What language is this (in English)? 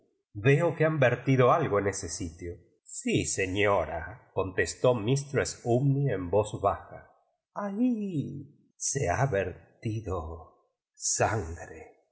Spanish